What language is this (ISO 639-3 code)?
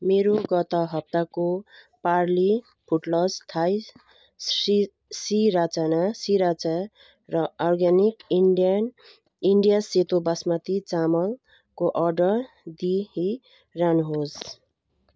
nep